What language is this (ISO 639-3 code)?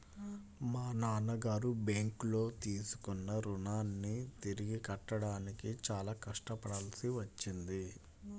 tel